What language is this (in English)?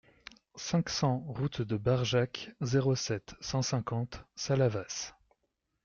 French